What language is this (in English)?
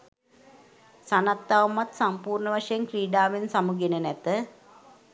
Sinhala